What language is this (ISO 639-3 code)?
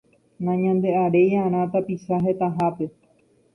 grn